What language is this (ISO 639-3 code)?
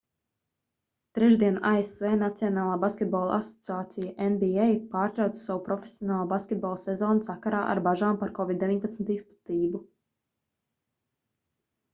lav